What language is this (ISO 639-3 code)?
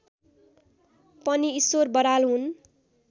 nep